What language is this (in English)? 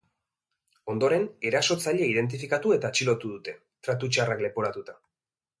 Basque